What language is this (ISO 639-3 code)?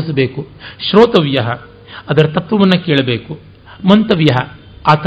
kan